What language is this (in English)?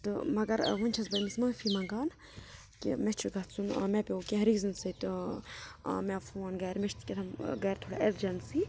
Kashmiri